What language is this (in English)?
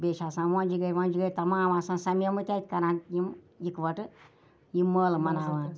Kashmiri